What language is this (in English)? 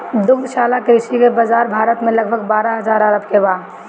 Bhojpuri